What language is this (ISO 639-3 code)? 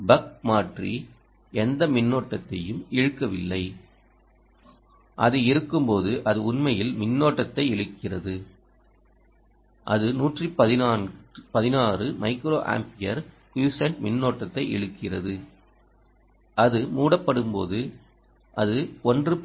tam